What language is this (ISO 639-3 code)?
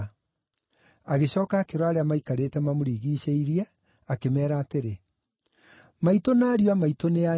kik